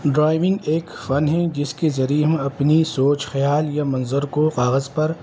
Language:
Urdu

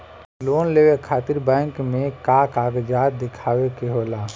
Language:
Bhojpuri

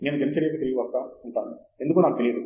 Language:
Telugu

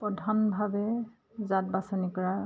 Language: Assamese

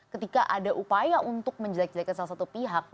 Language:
Indonesian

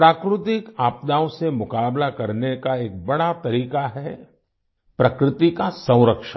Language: Hindi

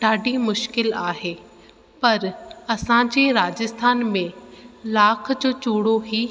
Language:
Sindhi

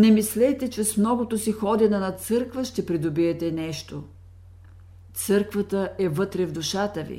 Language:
Bulgarian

